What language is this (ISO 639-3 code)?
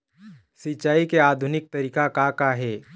hne